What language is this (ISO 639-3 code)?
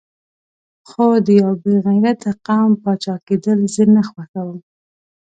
pus